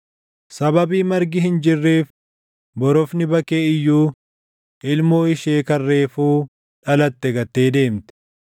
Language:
Oromo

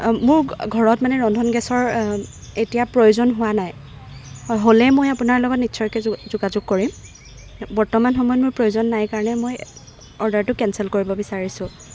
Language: Assamese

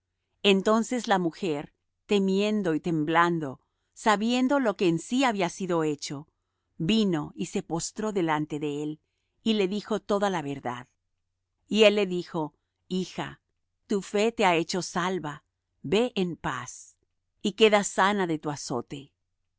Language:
Spanish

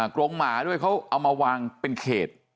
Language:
Thai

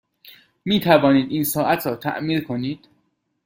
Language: Persian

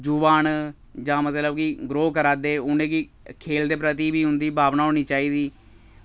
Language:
Dogri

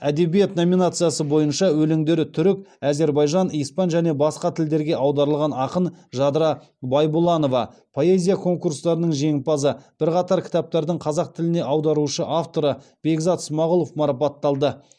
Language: Kazakh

